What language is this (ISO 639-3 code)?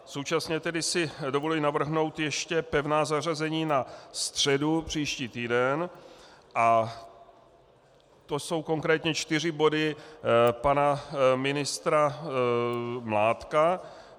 ces